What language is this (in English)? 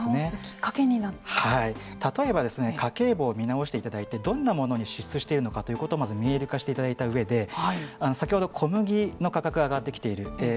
Japanese